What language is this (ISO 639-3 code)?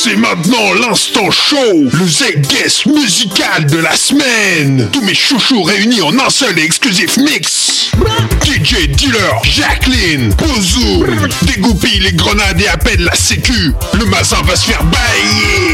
fra